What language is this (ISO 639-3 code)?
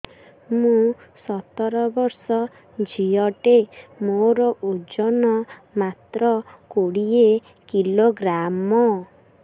ori